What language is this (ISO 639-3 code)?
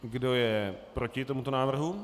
ces